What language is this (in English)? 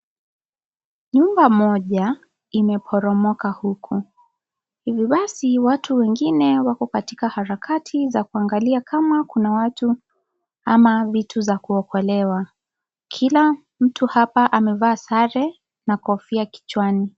Swahili